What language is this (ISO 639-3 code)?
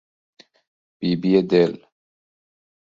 fas